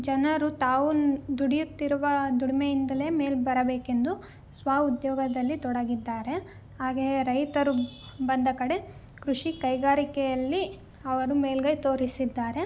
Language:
Kannada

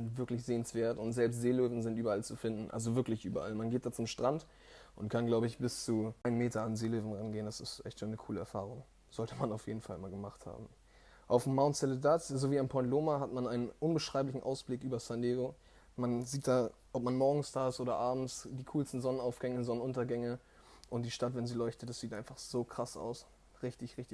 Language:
German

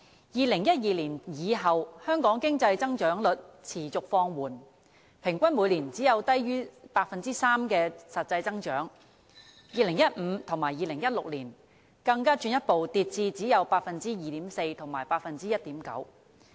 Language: Cantonese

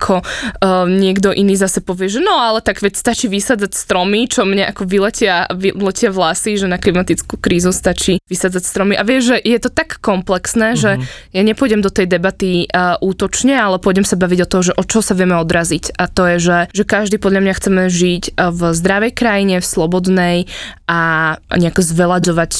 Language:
Slovak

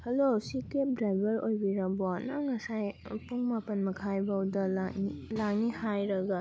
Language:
Manipuri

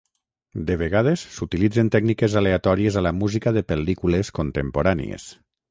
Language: Catalan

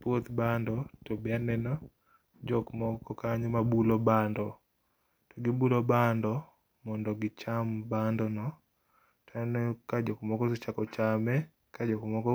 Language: Luo (Kenya and Tanzania)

